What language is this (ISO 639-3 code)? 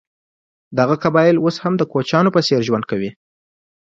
pus